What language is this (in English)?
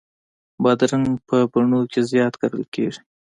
Pashto